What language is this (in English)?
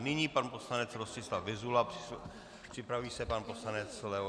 Czech